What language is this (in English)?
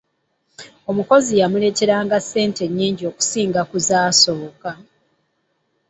Ganda